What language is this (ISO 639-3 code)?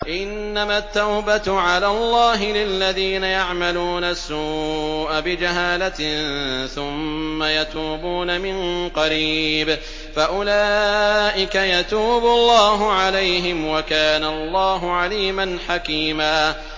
ara